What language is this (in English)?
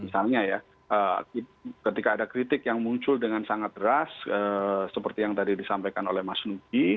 Indonesian